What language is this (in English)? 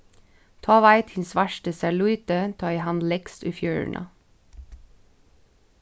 Faroese